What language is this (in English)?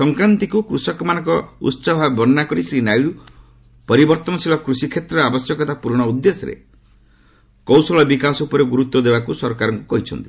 Odia